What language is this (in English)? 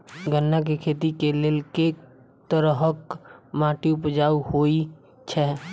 Maithili